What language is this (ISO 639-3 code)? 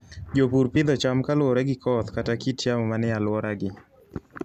luo